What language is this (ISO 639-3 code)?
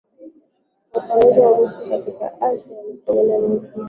swa